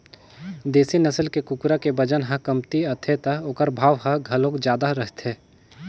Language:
Chhattisgarhi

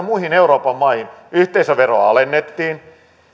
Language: Finnish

